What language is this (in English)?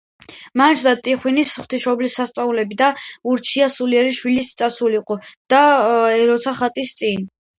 Georgian